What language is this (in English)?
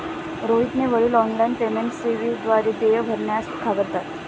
Marathi